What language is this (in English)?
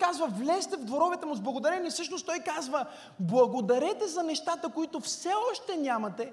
Bulgarian